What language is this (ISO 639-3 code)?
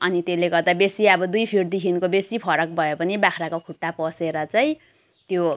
nep